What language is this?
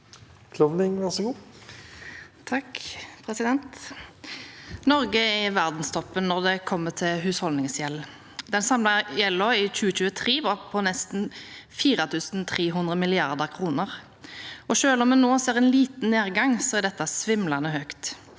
Norwegian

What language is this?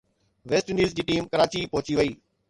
Sindhi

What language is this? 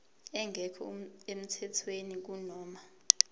Zulu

